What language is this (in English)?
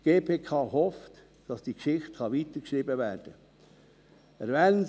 Swiss German